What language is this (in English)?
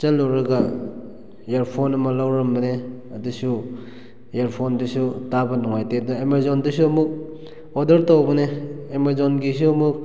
Manipuri